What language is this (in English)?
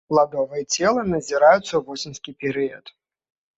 Belarusian